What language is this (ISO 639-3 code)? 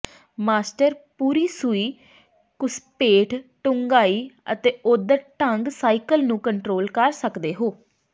pan